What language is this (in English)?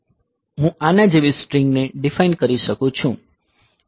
Gujarati